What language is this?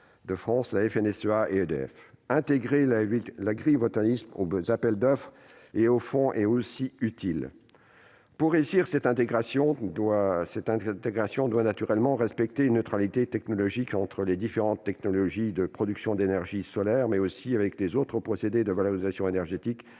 French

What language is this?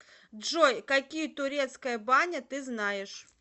Russian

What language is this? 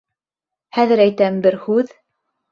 Bashkir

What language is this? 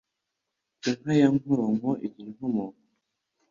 Kinyarwanda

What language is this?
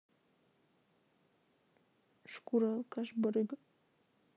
Russian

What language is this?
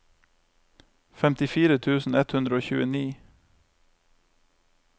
Norwegian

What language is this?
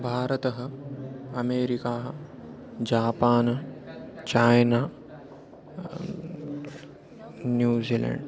Sanskrit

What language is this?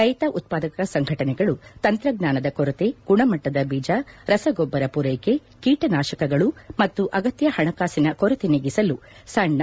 Kannada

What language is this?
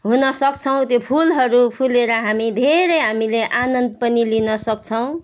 Nepali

